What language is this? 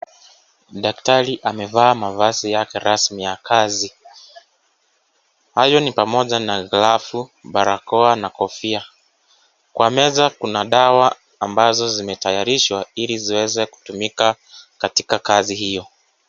Swahili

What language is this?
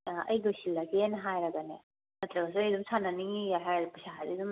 Manipuri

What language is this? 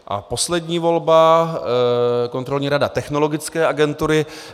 Czech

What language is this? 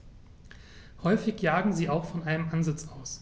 German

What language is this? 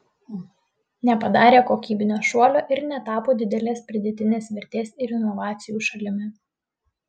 Lithuanian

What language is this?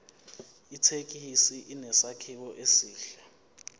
Zulu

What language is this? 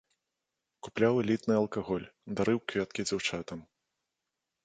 Belarusian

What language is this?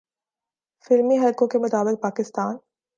Urdu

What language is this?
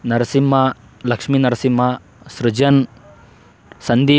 Kannada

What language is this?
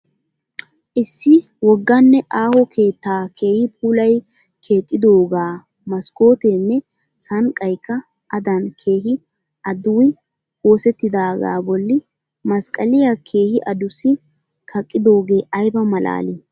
Wolaytta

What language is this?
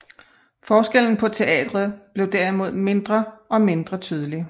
Danish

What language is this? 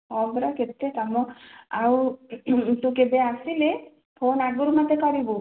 Odia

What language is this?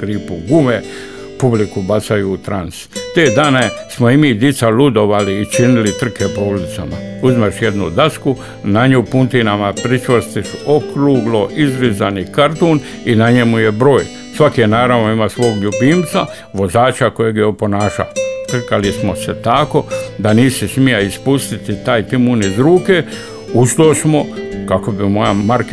Croatian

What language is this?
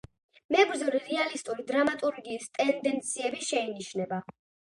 Georgian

